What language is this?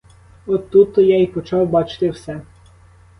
Ukrainian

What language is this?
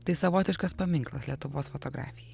Lithuanian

